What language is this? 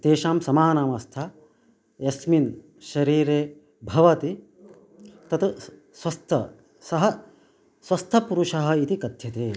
Sanskrit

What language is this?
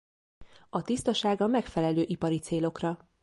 Hungarian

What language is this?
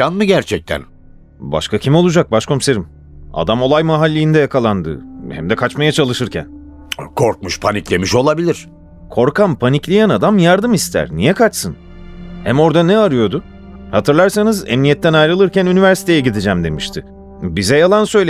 Turkish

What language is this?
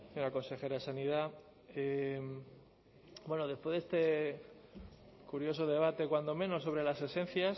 Spanish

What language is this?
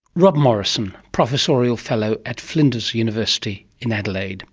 English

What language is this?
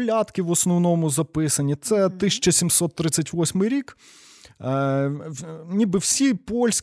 Ukrainian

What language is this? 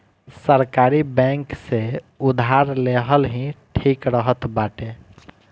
Bhojpuri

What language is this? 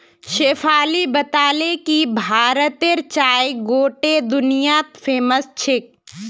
Magahi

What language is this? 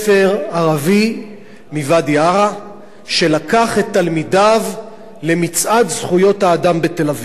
Hebrew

